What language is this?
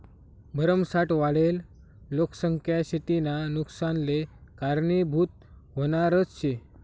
Marathi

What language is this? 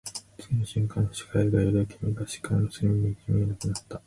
Japanese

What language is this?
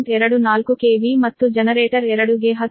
Kannada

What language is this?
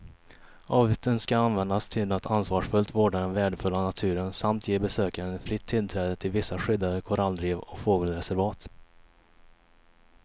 Swedish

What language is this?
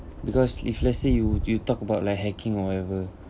English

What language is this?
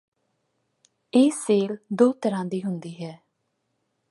Punjabi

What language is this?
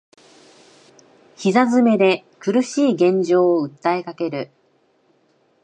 Japanese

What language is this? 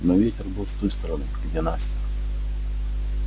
Russian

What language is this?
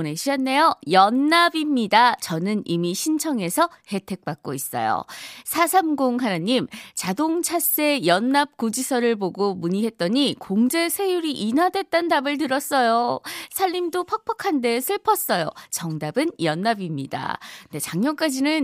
Korean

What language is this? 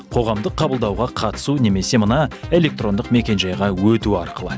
Kazakh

